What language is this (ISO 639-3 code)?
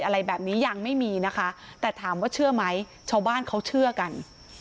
tha